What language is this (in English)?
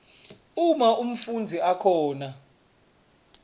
Swati